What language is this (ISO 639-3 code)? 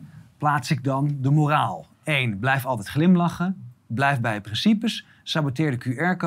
nld